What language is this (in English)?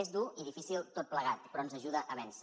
Catalan